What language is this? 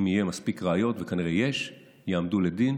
Hebrew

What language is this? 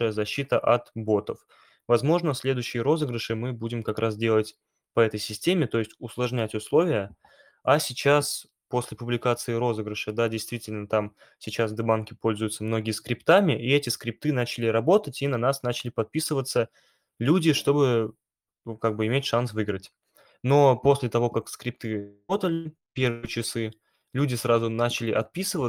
Russian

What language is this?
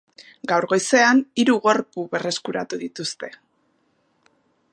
Basque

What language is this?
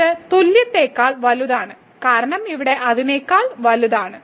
Malayalam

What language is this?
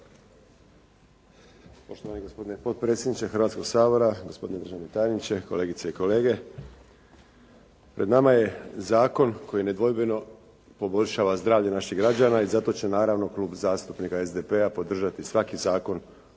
Croatian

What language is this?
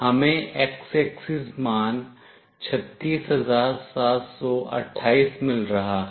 Hindi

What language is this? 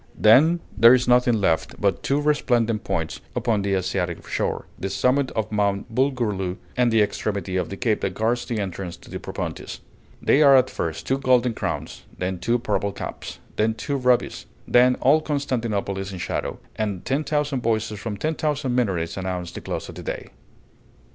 English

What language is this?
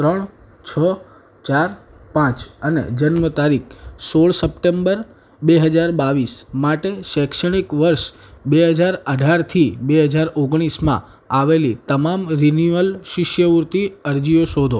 Gujarati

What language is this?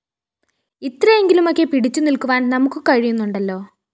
Malayalam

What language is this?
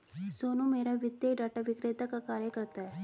Hindi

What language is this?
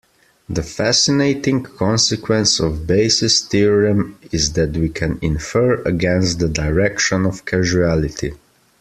English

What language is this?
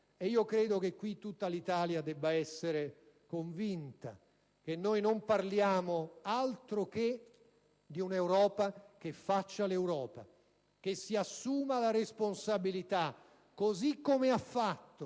Italian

